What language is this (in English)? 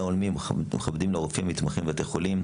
Hebrew